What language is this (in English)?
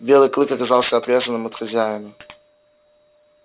Russian